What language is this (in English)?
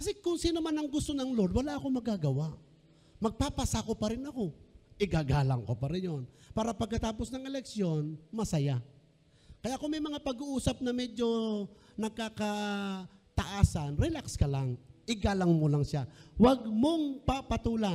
Filipino